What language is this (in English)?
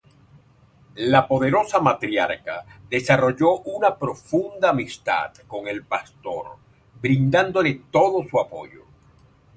Spanish